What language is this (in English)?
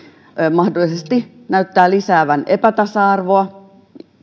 Finnish